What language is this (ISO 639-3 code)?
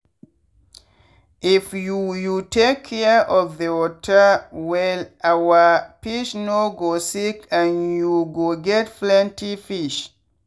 pcm